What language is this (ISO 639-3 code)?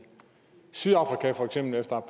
dan